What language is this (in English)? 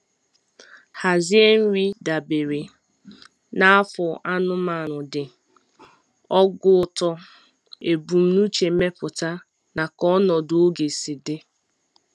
Igbo